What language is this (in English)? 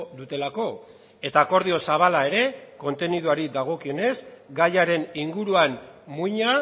Basque